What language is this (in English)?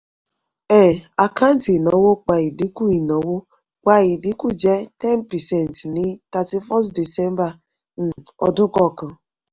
Yoruba